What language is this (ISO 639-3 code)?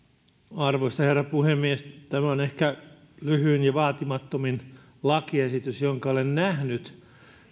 fin